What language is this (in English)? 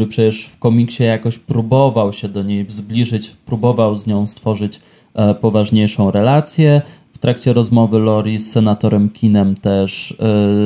Polish